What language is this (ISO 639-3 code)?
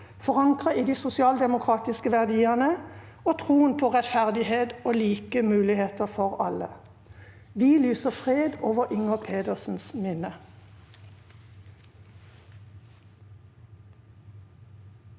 nor